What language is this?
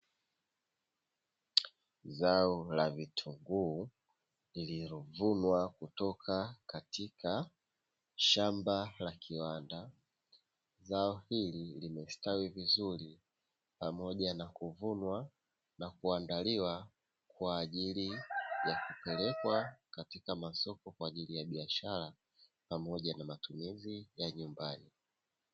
Swahili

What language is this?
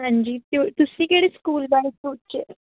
Punjabi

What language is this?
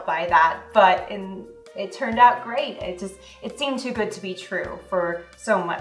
English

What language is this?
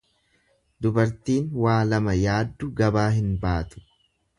Oromo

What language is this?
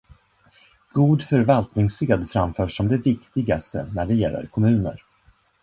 Swedish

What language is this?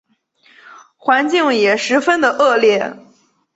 Chinese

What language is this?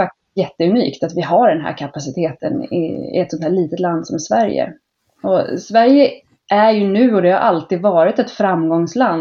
Swedish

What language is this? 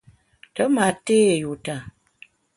Bamun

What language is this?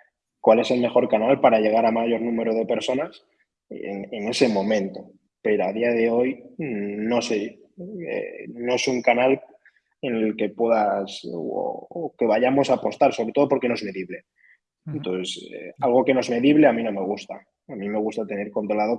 Spanish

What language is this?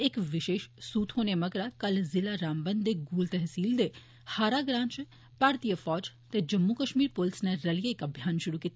Dogri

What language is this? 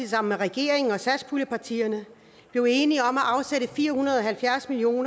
Danish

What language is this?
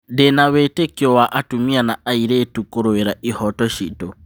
Kikuyu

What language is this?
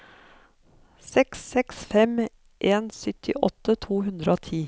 Norwegian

